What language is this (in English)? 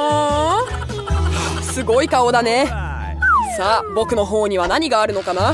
Japanese